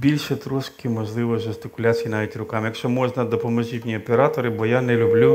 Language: Ukrainian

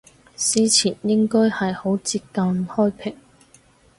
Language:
Cantonese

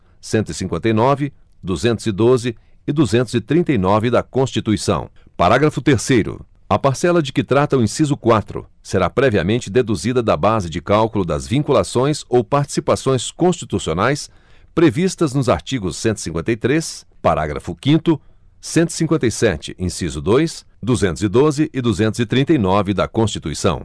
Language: Portuguese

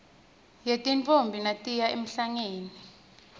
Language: Swati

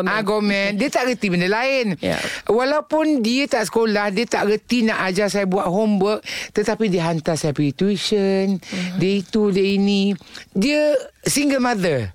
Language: Malay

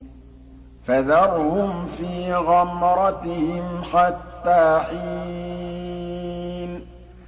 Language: Arabic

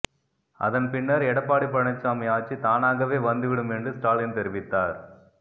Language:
Tamil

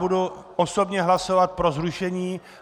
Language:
Czech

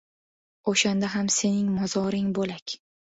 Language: Uzbek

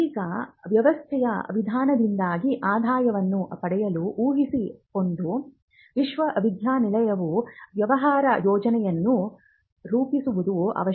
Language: Kannada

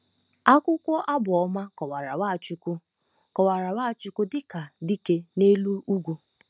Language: Igbo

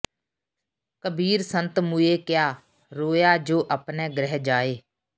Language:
Punjabi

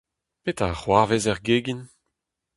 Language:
Breton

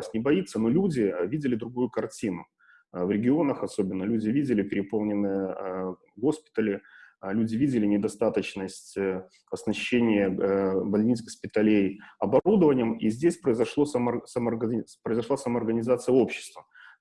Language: Russian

